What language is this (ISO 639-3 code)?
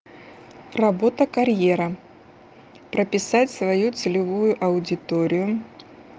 rus